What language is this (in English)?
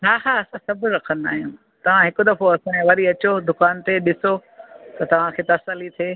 Sindhi